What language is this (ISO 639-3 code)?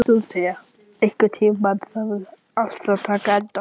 isl